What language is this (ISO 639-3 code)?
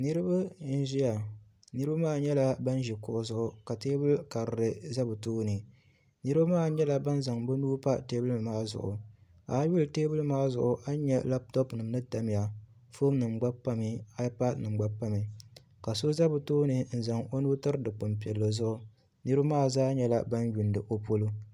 dag